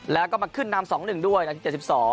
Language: Thai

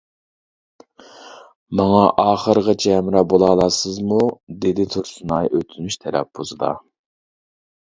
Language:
Uyghur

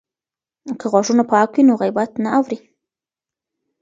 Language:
Pashto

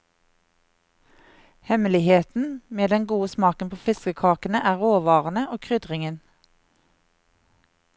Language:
Norwegian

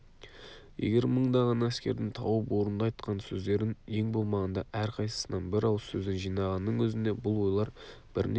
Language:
Kazakh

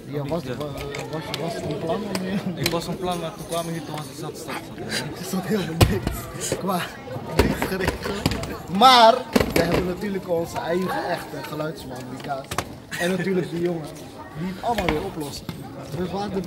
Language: Dutch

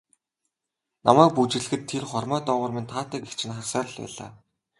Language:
Mongolian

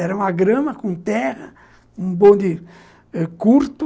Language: Portuguese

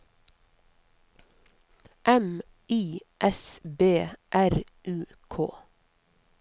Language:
Norwegian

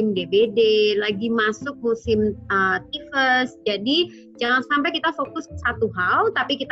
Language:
Indonesian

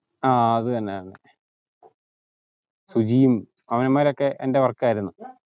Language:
Malayalam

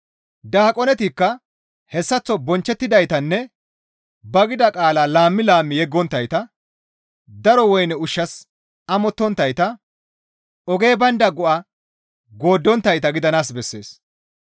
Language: Gamo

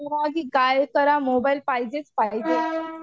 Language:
Marathi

